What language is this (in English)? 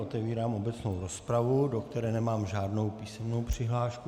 Czech